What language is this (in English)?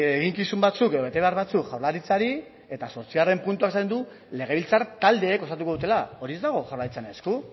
Basque